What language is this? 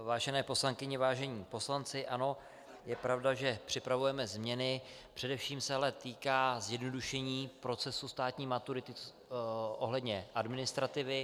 Czech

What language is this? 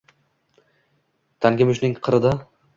Uzbek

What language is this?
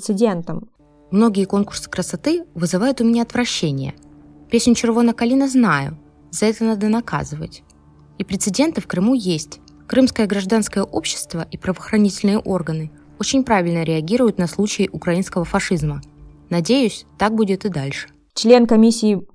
Russian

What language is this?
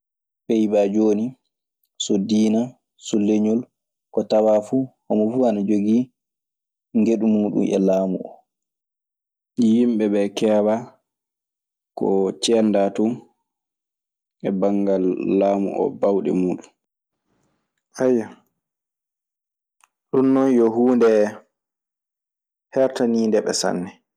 Maasina Fulfulde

